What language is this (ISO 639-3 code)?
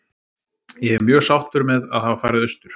isl